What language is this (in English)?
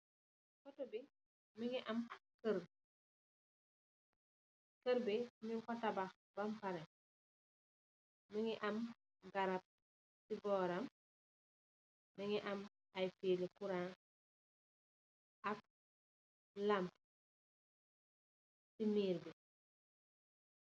Wolof